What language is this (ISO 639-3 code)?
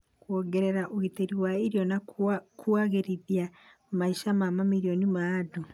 kik